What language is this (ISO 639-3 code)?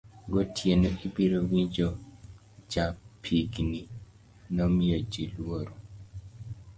luo